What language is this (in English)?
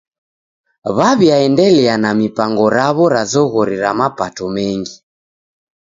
Taita